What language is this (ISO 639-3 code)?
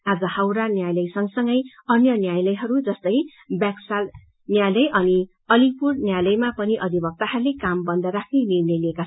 nep